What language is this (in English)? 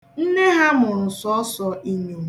Igbo